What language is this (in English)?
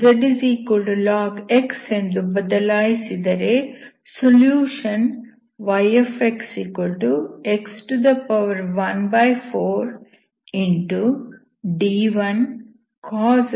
Kannada